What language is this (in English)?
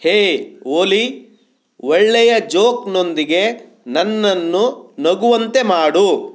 Kannada